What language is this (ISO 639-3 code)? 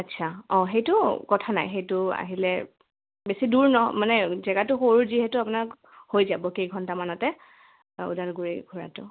asm